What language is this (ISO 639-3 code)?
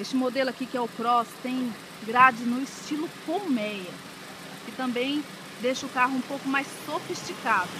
por